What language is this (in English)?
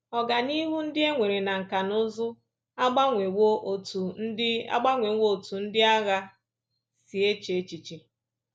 Igbo